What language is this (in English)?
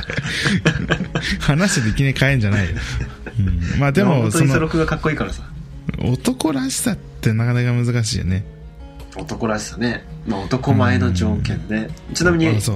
Japanese